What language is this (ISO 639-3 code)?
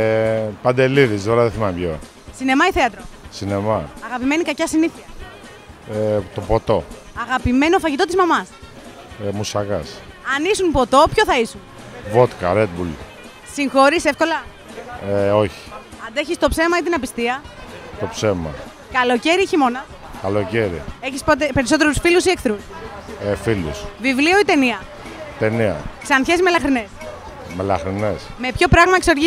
ell